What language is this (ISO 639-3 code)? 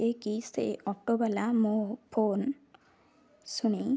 ori